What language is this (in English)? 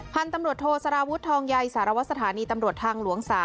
Thai